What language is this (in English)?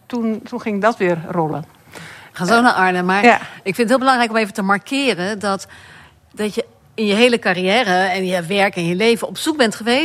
Dutch